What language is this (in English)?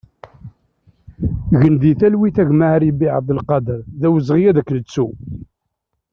Kabyle